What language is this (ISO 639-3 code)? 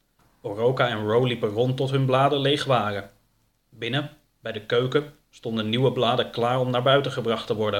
nld